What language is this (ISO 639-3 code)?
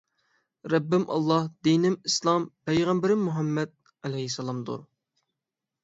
uig